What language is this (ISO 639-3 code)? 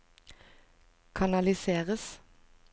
nor